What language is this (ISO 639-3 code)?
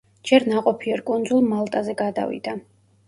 kat